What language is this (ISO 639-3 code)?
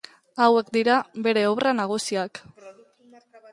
eus